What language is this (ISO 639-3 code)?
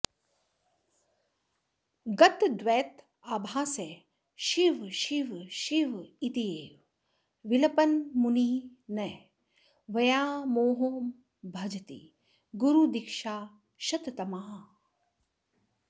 san